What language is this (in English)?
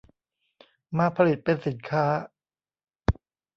Thai